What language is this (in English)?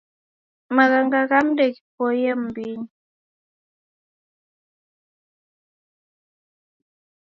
Taita